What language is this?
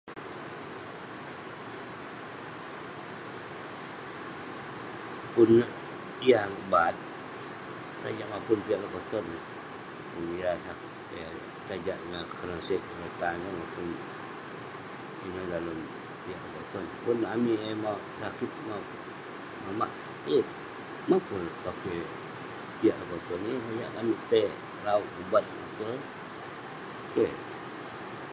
Western Penan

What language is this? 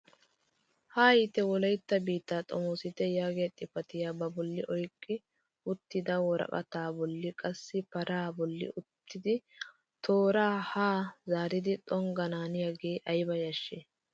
Wolaytta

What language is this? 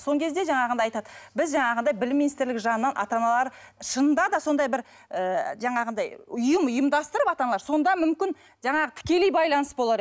Kazakh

